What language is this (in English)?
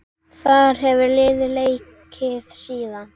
Icelandic